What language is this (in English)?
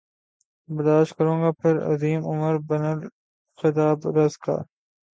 Urdu